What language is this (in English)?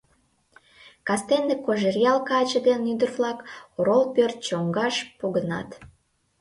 Mari